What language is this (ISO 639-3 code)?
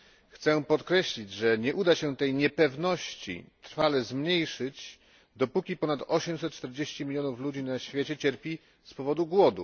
pol